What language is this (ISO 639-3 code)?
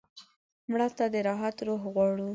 pus